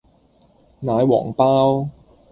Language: Cantonese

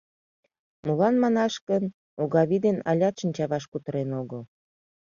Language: Mari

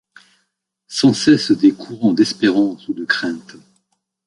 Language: French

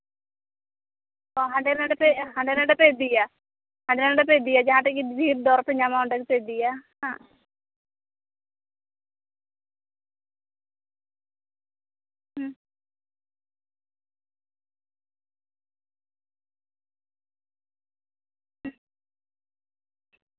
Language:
Santali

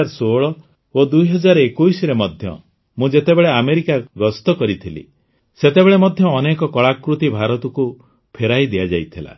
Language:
Odia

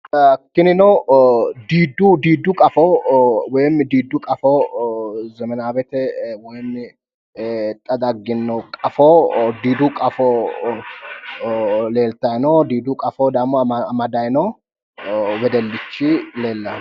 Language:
Sidamo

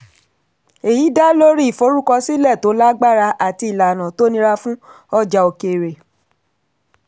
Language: Yoruba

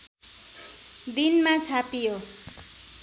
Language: Nepali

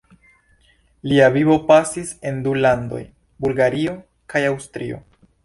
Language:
Esperanto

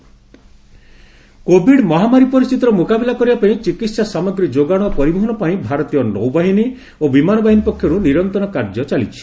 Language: Odia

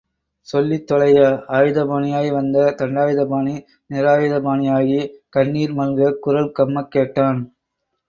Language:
Tamil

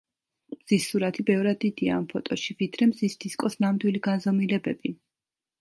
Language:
Georgian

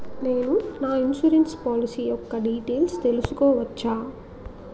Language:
Telugu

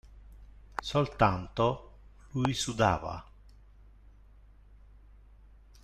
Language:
Italian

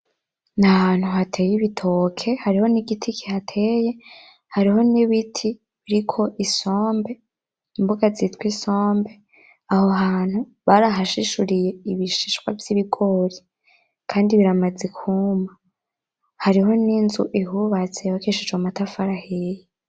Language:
Rundi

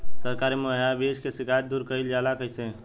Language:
Bhojpuri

